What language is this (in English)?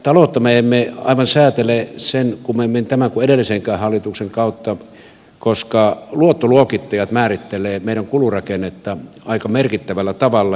Finnish